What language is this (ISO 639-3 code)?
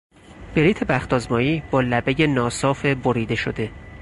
fas